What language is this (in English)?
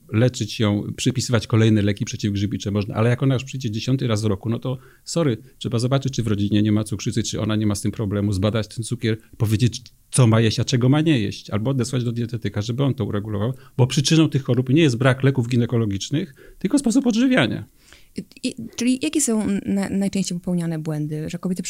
Polish